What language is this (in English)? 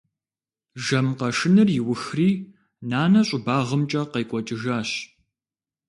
Kabardian